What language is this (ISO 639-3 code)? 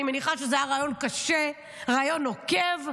heb